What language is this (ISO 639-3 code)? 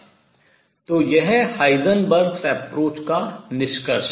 hin